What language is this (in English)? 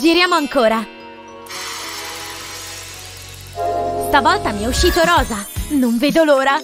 Italian